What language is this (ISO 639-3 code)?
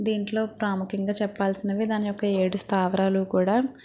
tel